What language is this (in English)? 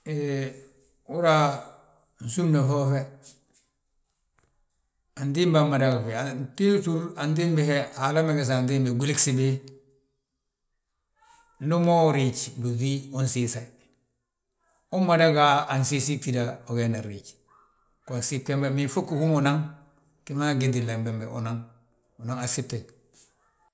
Balanta-Ganja